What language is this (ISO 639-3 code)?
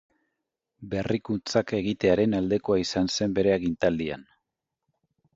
eus